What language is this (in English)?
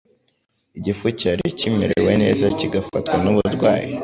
Kinyarwanda